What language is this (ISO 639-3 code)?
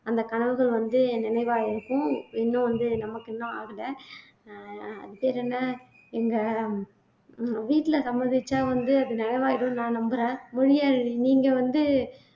tam